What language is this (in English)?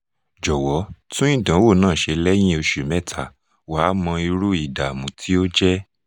Yoruba